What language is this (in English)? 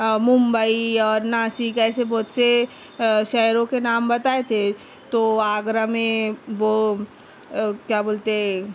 Urdu